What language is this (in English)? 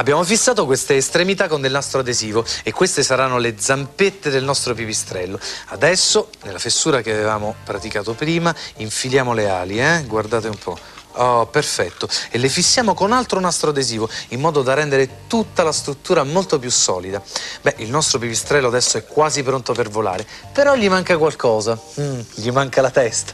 Italian